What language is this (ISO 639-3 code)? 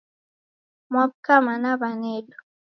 dav